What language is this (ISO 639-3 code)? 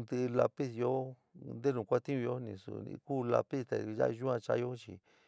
mig